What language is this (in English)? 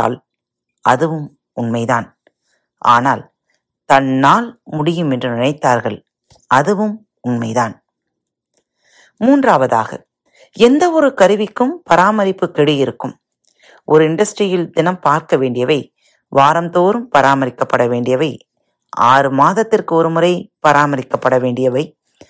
Tamil